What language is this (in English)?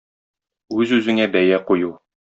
Tatar